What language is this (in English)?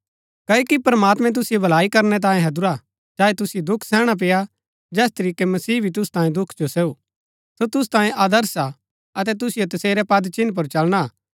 Gaddi